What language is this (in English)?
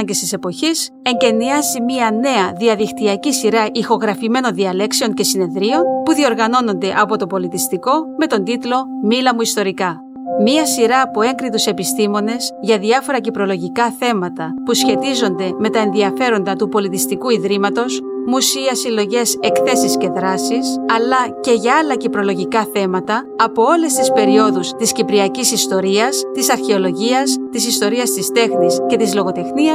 Greek